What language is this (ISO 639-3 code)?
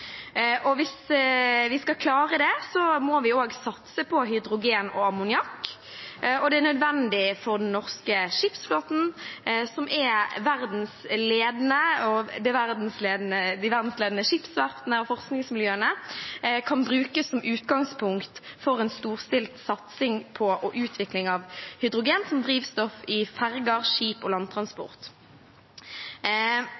nno